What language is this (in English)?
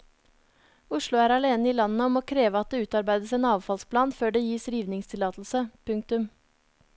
Norwegian